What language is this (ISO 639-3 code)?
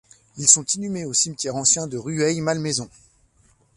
fra